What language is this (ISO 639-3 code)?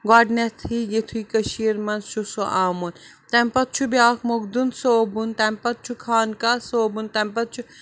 kas